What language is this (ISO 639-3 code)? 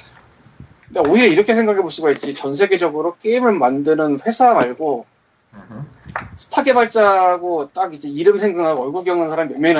kor